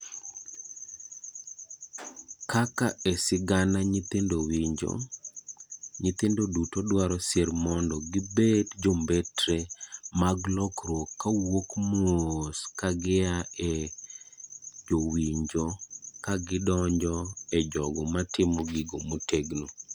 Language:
Luo (Kenya and Tanzania)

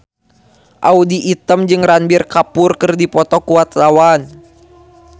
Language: Sundanese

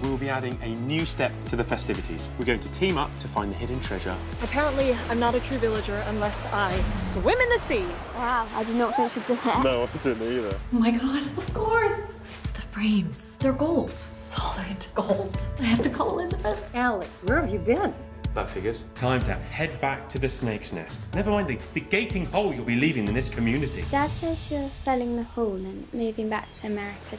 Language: English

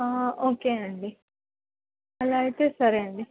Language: Telugu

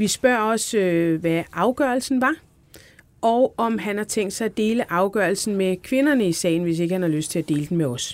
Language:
Danish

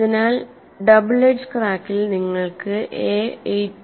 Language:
Malayalam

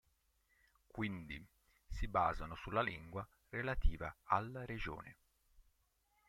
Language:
Italian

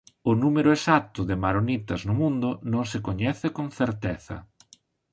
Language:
Galician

